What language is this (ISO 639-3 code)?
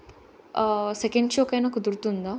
tel